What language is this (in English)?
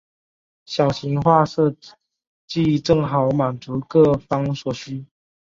Chinese